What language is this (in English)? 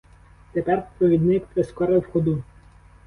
Ukrainian